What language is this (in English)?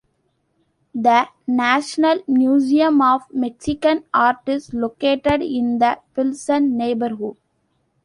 English